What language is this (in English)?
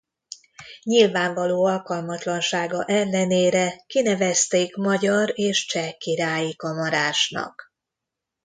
Hungarian